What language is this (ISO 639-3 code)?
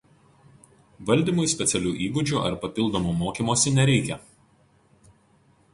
lit